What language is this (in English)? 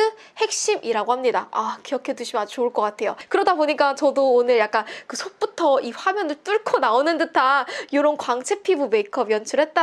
Korean